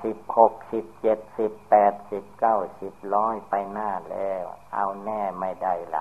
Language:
Thai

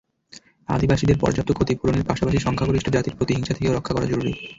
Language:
Bangla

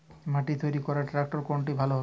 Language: Bangla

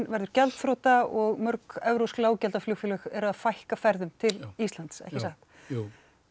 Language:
Icelandic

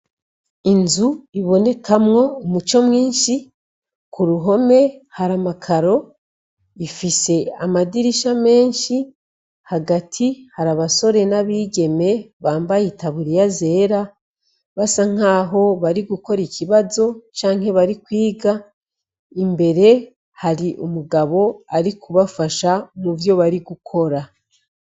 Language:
Rundi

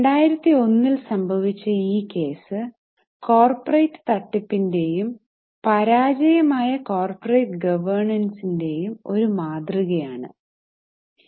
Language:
Malayalam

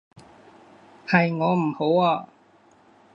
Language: Cantonese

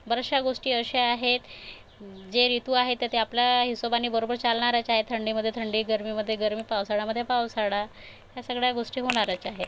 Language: Marathi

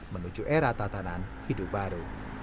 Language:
Indonesian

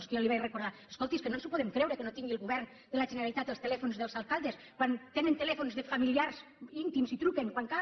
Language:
Catalan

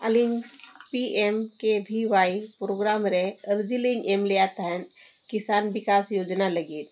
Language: Santali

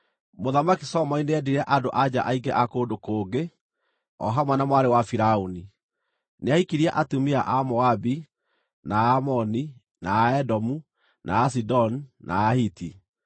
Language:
Kikuyu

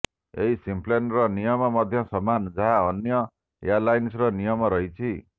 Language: Odia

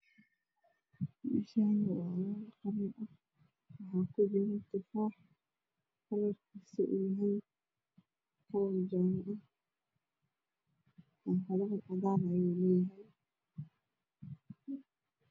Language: Somali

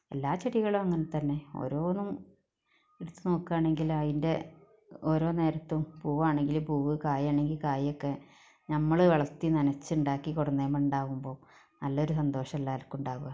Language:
Malayalam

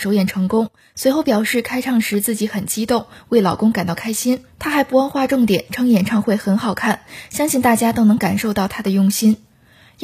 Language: Chinese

